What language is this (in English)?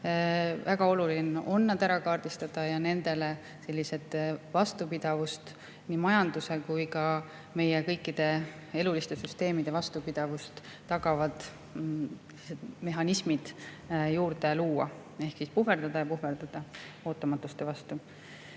Estonian